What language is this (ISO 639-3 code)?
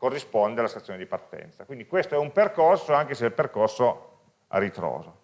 ita